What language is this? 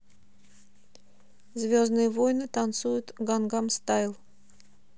Russian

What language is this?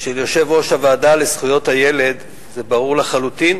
Hebrew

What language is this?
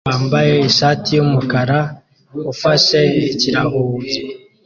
Kinyarwanda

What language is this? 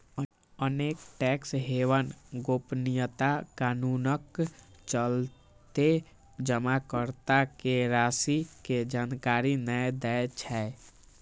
Maithili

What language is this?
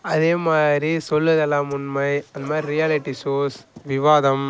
Tamil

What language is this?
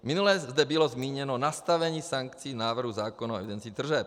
Czech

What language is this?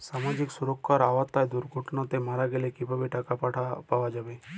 Bangla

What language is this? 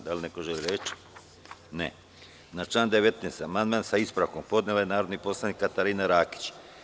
Serbian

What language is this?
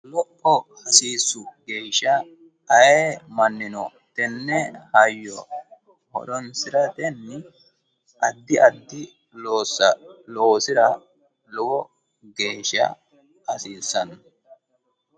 Sidamo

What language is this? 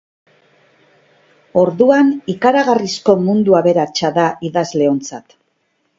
Basque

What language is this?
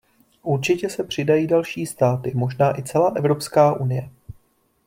Czech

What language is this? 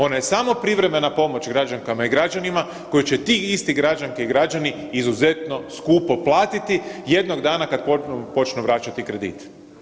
Croatian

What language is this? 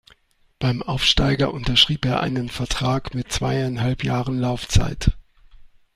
German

